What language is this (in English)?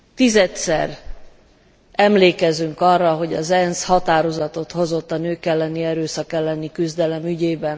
Hungarian